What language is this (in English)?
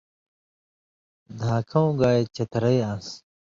Indus Kohistani